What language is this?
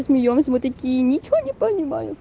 Russian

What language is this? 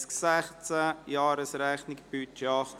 Swiss German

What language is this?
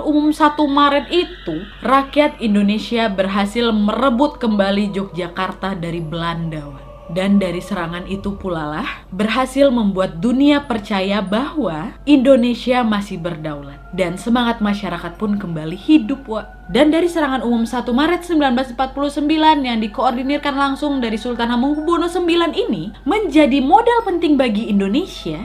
Indonesian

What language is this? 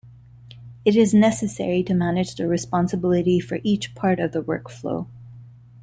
English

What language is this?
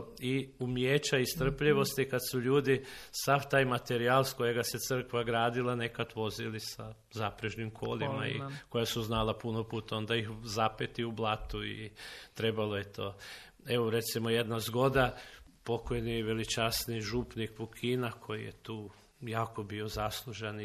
Croatian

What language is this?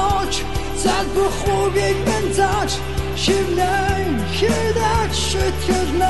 Korean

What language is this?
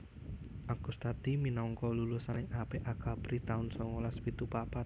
Javanese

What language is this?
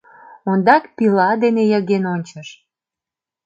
Mari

